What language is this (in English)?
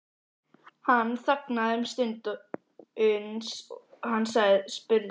Icelandic